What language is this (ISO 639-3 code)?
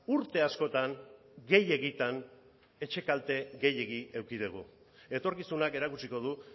eus